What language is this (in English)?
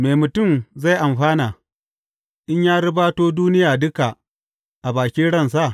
Hausa